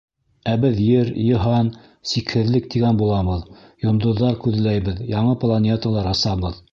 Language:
Bashkir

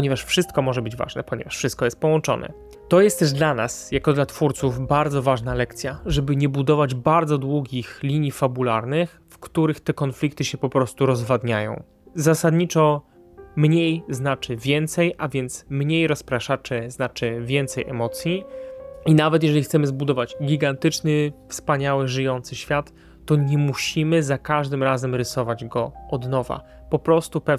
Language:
Polish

